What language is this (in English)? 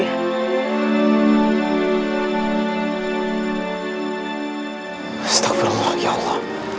Indonesian